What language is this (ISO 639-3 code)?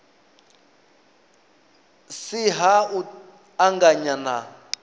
ven